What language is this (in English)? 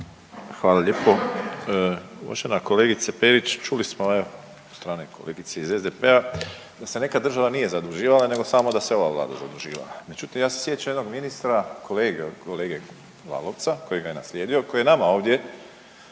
Croatian